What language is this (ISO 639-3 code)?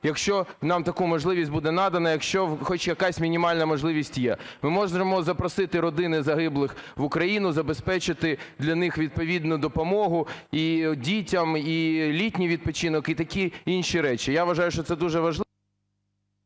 ukr